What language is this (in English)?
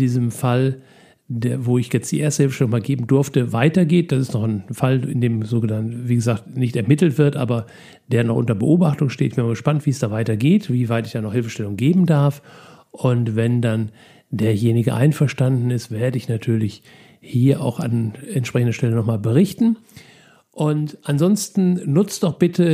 German